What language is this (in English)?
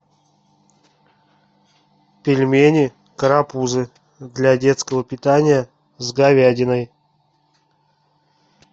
Russian